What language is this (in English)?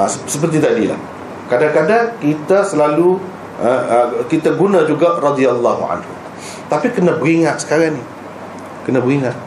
Malay